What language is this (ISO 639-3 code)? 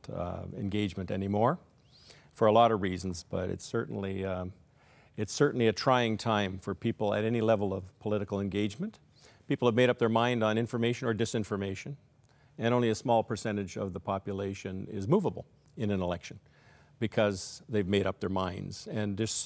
eng